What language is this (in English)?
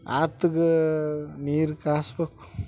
Kannada